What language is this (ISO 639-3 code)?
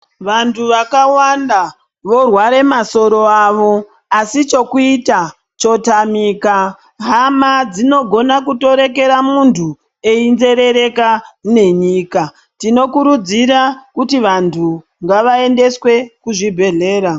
ndc